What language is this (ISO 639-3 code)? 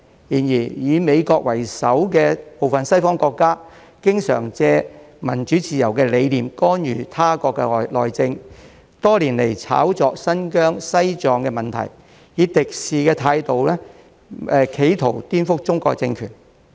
yue